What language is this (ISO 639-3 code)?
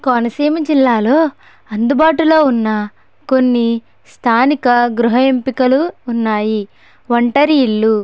tel